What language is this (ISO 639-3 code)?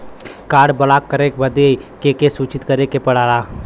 bho